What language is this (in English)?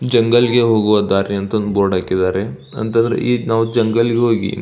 Kannada